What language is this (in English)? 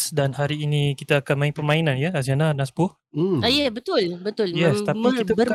Malay